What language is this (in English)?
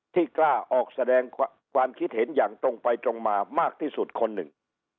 Thai